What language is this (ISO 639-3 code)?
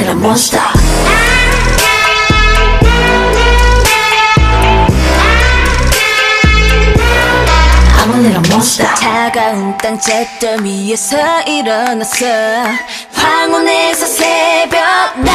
vie